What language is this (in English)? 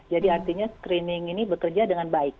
Indonesian